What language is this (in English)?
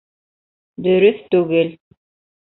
Bashkir